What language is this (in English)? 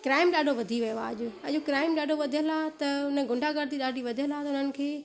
Sindhi